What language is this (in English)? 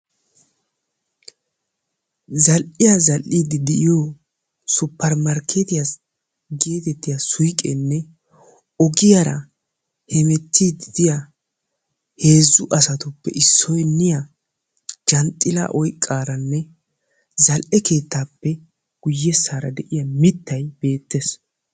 Wolaytta